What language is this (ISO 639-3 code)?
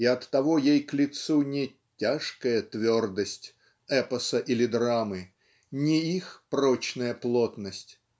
rus